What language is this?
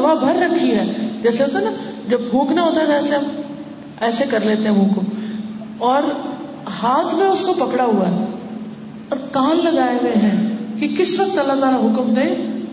Urdu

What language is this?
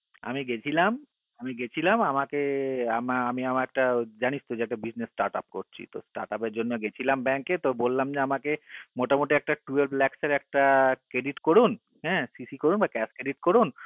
Bangla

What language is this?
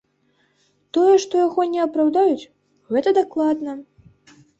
Belarusian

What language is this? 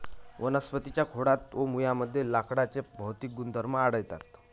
Marathi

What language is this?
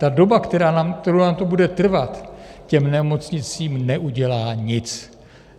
Czech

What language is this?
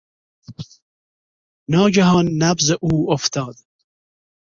Persian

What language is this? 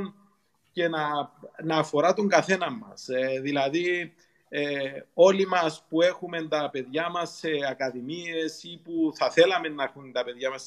Greek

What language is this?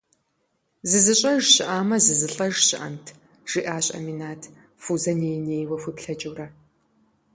Kabardian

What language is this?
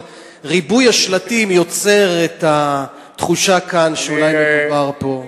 Hebrew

